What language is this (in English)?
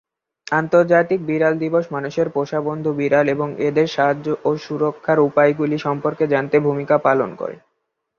Bangla